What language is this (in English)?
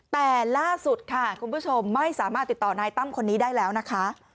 Thai